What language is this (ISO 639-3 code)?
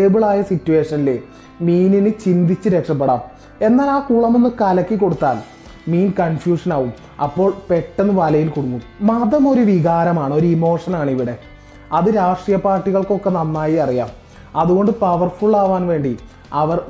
mal